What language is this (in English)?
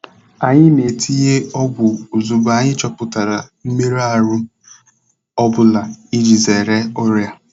Igbo